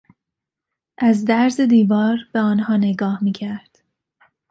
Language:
Persian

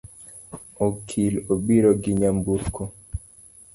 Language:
Luo (Kenya and Tanzania)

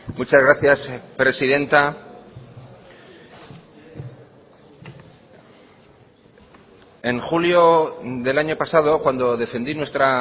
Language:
Spanish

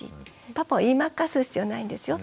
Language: Japanese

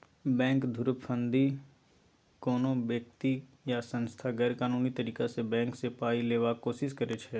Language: Maithili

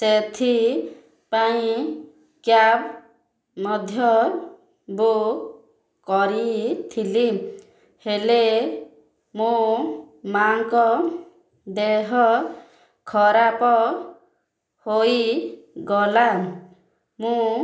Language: Odia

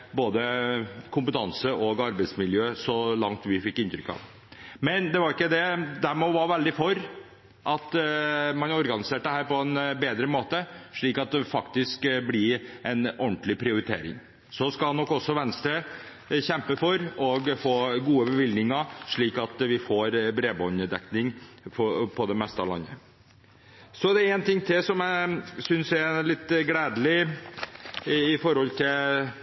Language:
Norwegian Bokmål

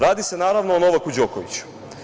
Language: Serbian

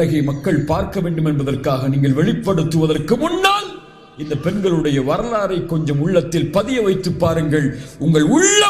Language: Arabic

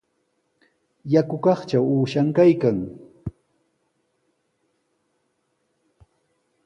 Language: Sihuas Ancash Quechua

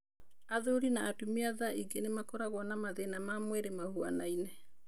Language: Kikuyu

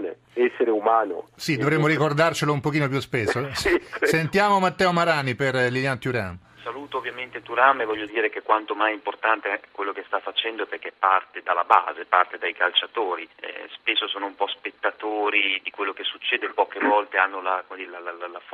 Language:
Italian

